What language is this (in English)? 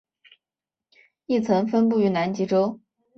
Chinese